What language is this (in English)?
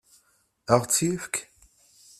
Kabyle